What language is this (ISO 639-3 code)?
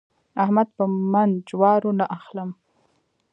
pus